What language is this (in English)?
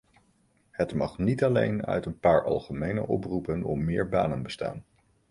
Dutch